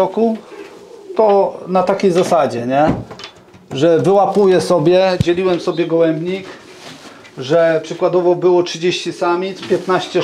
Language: Polish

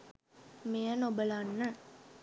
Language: Sinhala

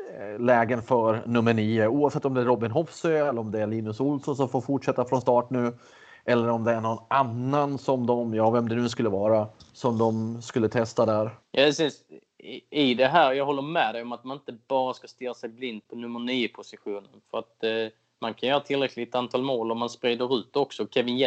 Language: Swedish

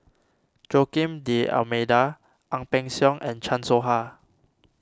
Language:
English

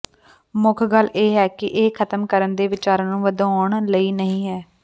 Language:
Punjabi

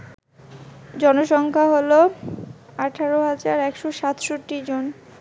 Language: Bangla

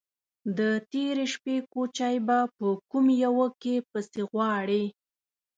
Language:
Pashto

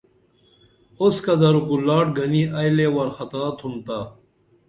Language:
Dameli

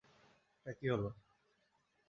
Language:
Bangla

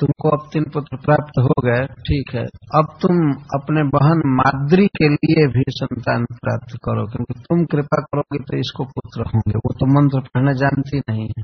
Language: Hindi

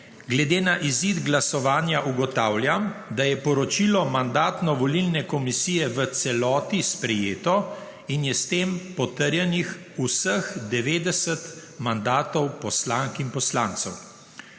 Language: Slovenian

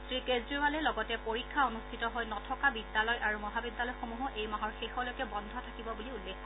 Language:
Assamese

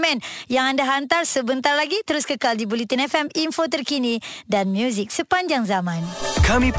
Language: Malay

